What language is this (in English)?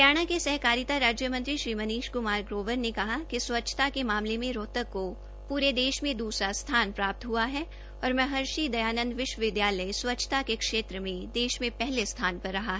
Hindi